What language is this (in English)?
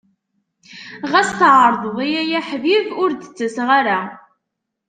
Kabyle